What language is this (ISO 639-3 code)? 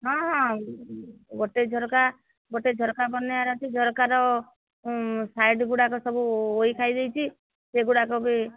ori